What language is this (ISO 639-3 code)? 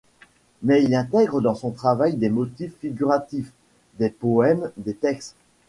fra